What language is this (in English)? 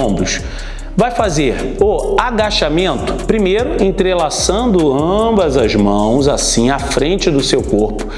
Portuguese